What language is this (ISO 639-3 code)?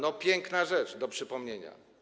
pol